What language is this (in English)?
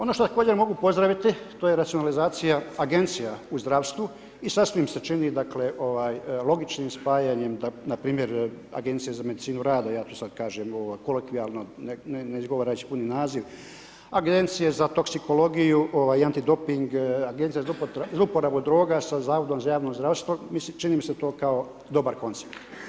Croatian